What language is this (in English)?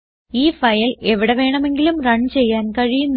Malayalam